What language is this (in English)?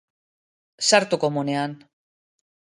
Basque